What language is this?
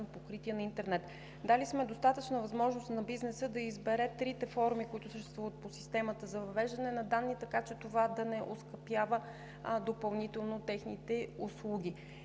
Bulgarian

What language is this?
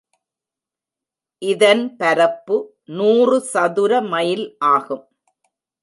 Tamil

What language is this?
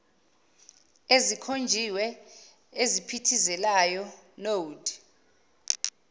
Zulu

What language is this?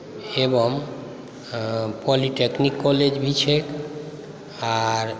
Maithili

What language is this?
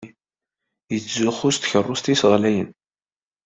Kabyle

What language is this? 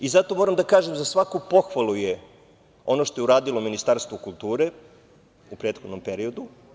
Serbian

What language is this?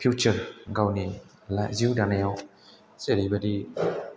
Bodo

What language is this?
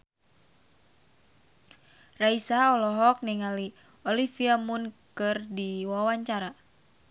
Sundanese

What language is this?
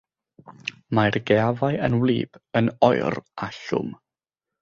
Welsh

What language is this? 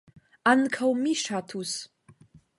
Esperanto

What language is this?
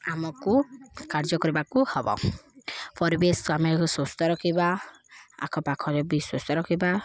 Odia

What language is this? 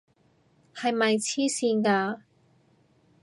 Cantonese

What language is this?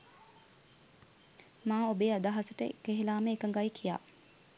Sinhala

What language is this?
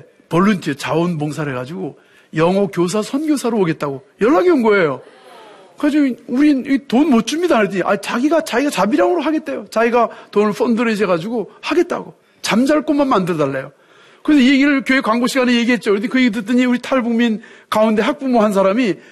Korean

